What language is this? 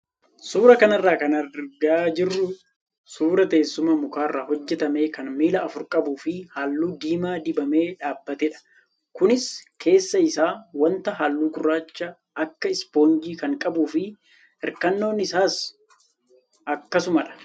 Oromo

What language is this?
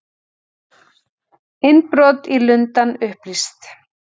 Icelandic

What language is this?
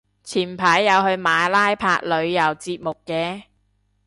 Cantonese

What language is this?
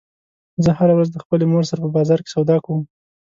Pashto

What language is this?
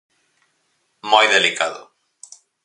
Galician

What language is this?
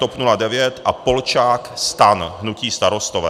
Czech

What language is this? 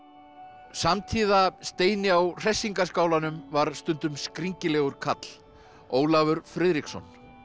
Icelandic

